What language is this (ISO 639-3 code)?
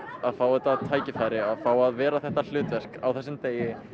isl